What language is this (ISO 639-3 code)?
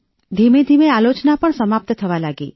guj